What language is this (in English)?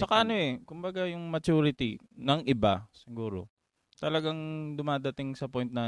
Filipino